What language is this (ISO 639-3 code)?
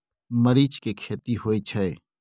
mai